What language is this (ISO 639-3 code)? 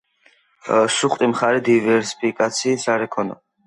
kat